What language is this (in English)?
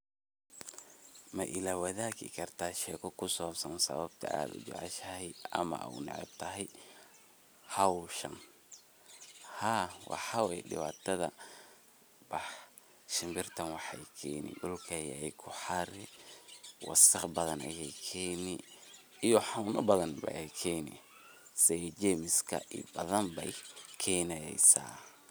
Somali